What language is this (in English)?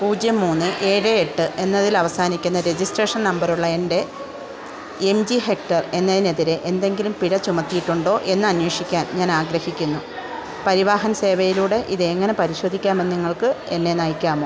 Malayalam